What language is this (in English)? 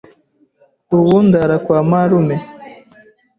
Kinyarwanda